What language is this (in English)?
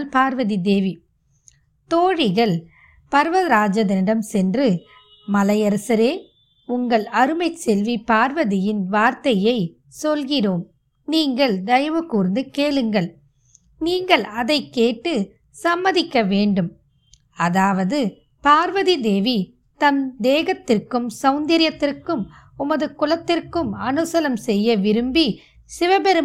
Tamil